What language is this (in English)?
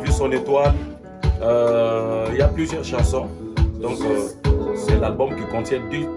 French